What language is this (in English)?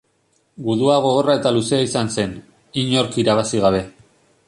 Basque